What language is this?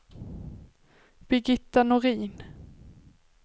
Swedish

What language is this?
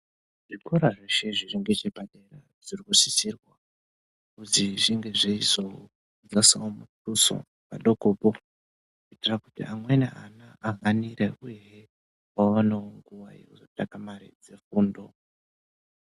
Ndau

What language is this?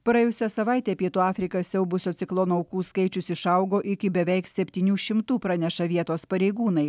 Lithuanian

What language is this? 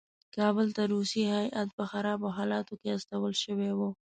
Pashto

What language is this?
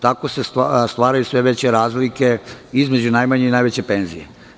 Serbian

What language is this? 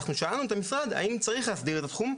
Hebrew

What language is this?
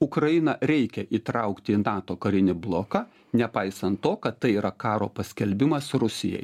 Lithuanian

